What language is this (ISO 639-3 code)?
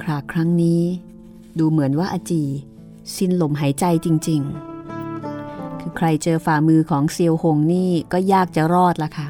tha